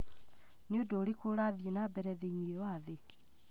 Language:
Kikuyu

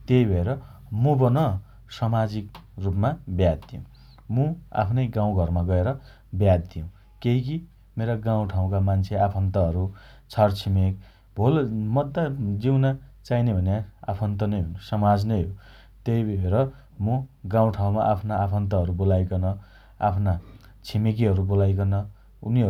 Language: Dotyali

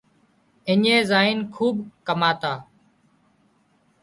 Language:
Wadiyara Koli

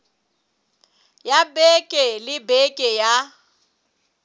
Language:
Southern Sotho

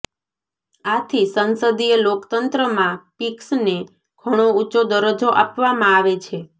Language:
Gujarati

